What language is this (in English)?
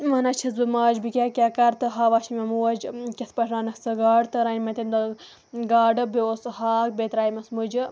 Kashmiri